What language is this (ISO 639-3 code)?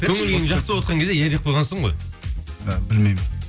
kaz